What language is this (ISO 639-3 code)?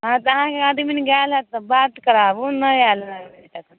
mai